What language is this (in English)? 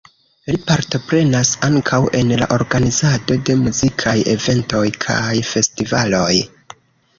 Esperanto